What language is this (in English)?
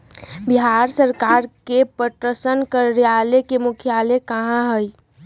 Magahi